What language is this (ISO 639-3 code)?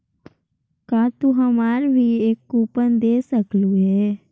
mag